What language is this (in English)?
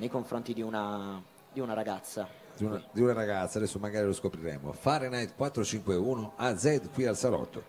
Italian